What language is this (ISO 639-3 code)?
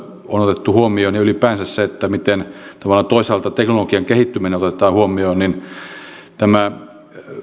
fin